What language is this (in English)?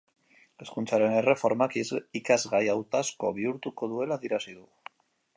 Basque